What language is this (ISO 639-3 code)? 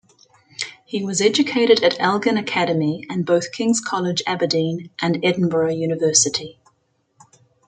eng